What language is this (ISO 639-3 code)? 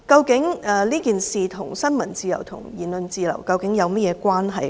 yue